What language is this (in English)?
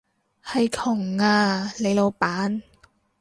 Cantonese